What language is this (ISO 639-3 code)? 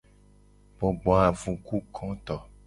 gej